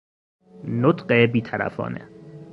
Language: Persian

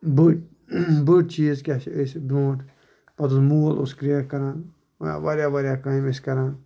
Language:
Kashmiri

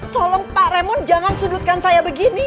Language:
Indonesian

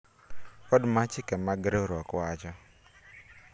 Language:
Luo (Kenya and Tanzania)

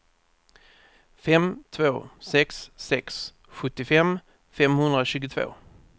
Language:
Swedish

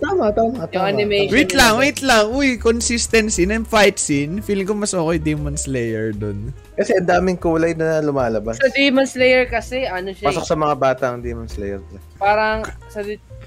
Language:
Filipino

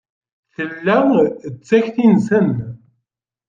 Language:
Kabyle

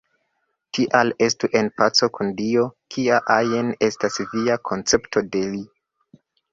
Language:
Esperanto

